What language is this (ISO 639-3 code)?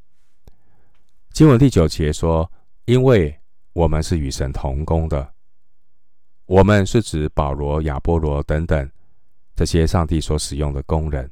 zho